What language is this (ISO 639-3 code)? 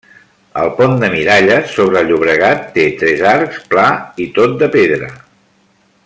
cat